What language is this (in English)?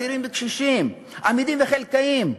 Hebrew